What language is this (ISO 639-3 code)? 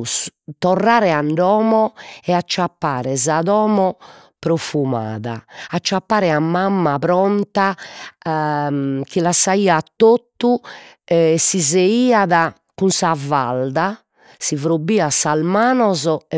srd